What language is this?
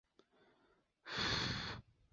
Chinese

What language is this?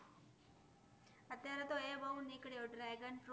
Gujarati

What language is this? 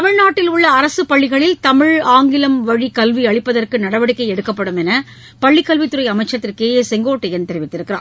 Tamil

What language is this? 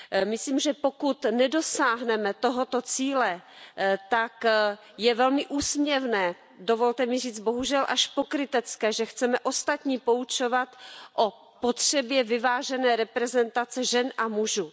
Czech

